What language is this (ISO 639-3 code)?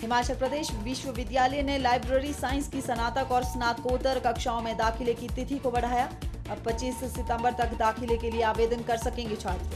hin